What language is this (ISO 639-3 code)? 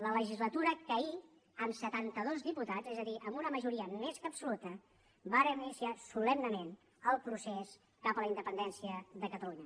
cat